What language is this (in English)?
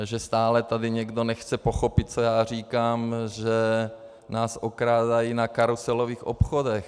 Czech